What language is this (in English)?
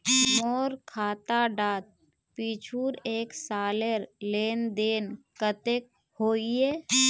Magahi